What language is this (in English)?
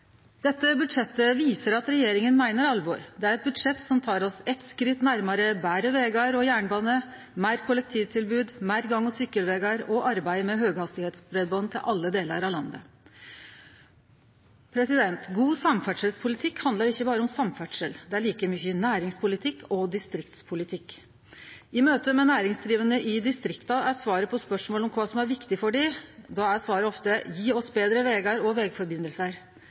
Norwegian Nynorsk